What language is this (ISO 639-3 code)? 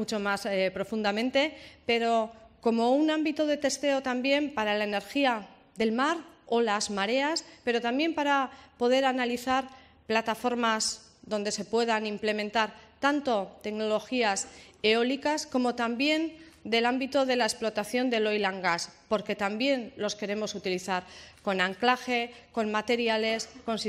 spa